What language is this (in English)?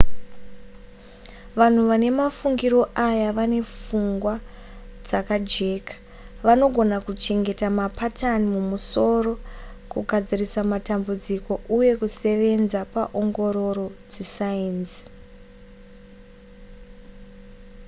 Shona